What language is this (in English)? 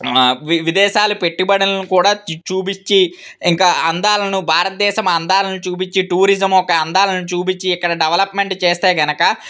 Telugu